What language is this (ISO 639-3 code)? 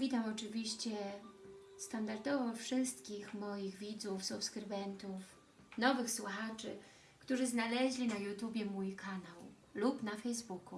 pol